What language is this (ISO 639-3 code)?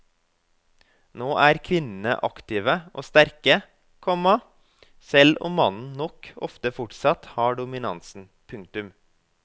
nor